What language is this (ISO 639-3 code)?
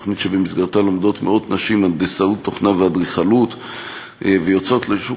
heb